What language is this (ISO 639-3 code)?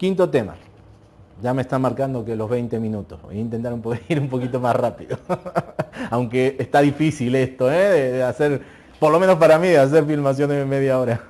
spa